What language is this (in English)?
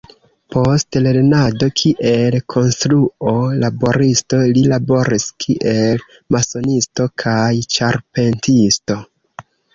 Esperanto